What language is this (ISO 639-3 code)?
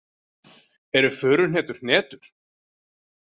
isl